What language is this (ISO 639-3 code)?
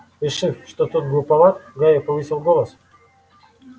rus